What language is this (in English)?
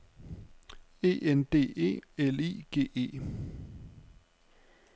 Danish